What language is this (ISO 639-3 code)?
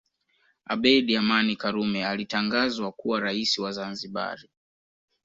swa